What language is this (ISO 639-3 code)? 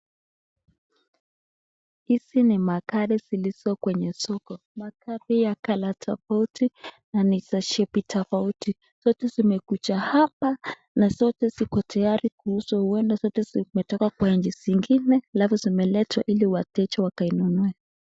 swa